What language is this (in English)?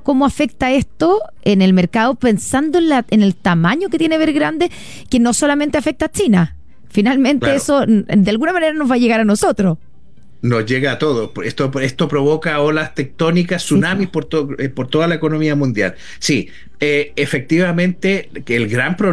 Spanish